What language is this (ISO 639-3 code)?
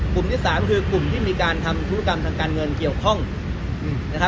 tha